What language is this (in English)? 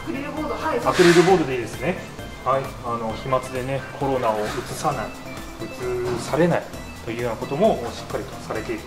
Japanese